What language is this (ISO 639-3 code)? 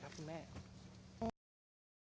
tha